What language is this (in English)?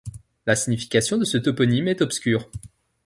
French